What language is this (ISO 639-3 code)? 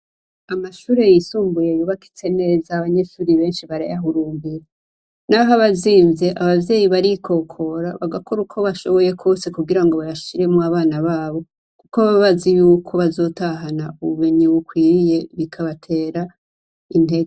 run